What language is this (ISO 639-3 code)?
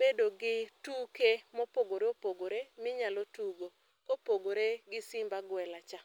luo